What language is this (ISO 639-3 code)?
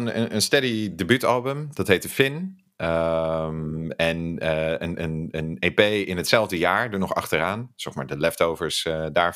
nld